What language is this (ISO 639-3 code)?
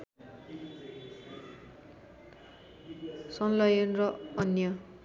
nep